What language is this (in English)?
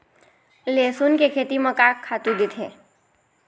Chhattisgarhi